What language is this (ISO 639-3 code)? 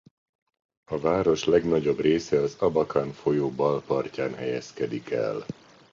hun